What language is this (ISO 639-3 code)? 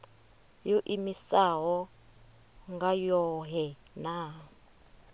ven